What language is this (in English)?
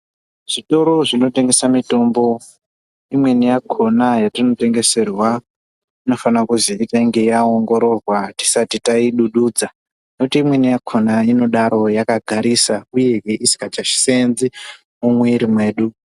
Ndau